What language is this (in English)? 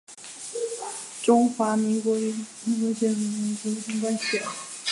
Chinese